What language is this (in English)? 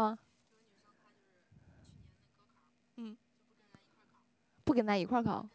Chinese